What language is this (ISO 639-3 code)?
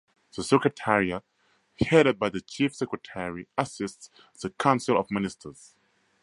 eng